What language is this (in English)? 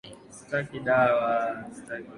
Swahili